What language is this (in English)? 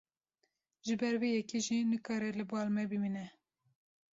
Kurdish